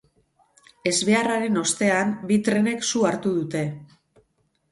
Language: Basque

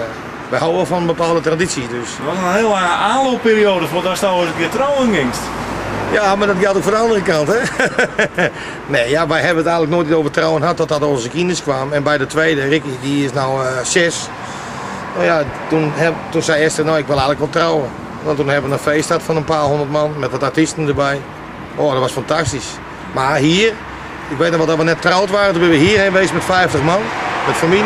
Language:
Dutch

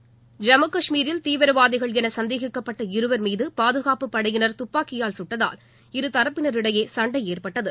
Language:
Tamil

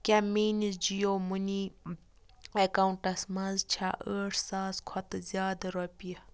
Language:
Kashmiri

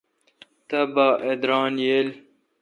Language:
Kalkoti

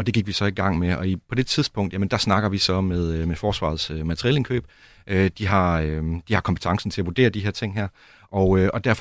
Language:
Danish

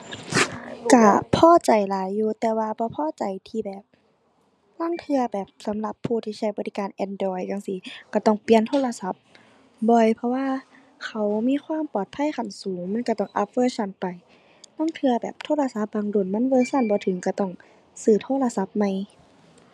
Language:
Thai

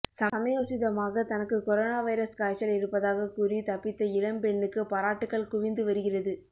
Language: Tamil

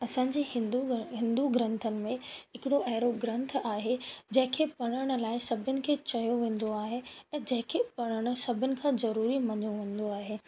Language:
Sindhi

